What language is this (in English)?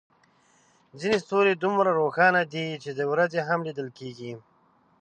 Pashto